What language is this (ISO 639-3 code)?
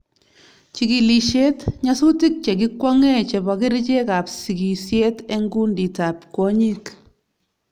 kln